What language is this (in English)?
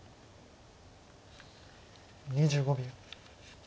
Japanese